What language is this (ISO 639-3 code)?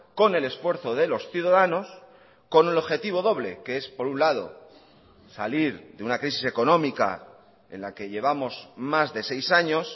spa